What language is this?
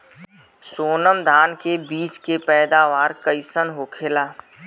Bhojpuri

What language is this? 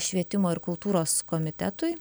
Lithuanian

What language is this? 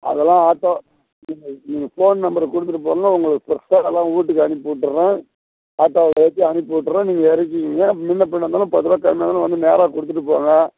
Tamil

